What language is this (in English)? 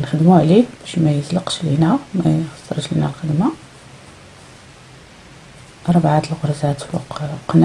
Arabic